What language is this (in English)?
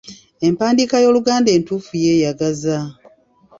Ganda